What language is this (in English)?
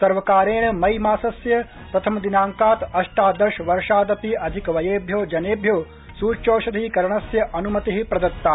Sanskrit